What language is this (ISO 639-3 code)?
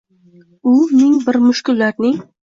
uzb